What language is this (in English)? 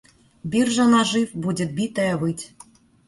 Russian